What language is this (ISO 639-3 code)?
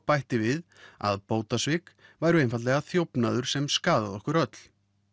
isl